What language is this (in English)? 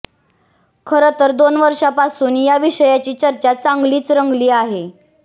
Marathi